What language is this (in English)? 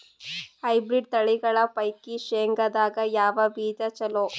Kannada